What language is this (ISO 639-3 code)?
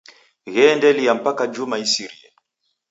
dav